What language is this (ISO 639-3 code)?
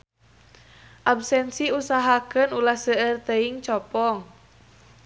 sun